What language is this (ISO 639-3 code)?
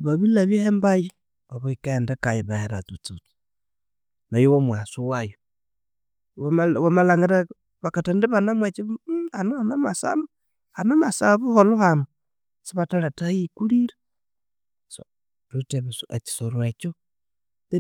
koo